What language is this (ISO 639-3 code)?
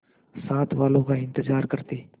hin